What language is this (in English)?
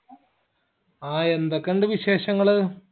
Malayalam